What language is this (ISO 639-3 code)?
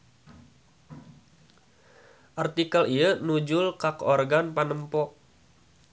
sun